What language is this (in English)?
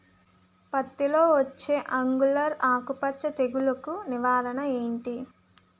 Telugu